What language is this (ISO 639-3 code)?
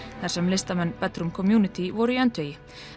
isl